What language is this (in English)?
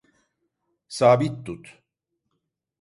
Turkish